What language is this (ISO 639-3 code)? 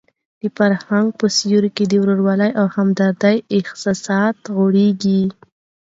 pus